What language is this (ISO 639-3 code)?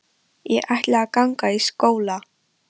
isl